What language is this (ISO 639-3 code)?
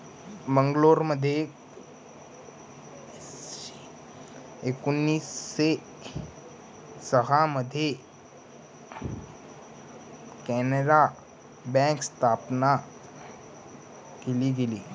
mar